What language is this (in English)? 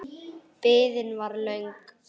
Icelandic